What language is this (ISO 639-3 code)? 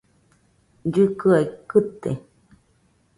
hux